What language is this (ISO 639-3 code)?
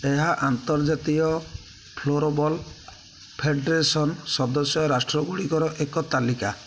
ori